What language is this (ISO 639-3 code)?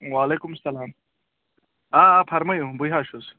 kas